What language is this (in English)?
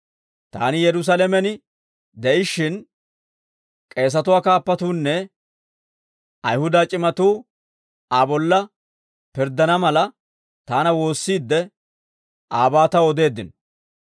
Dawro